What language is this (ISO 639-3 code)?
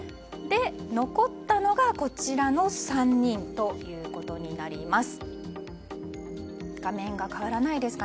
jpn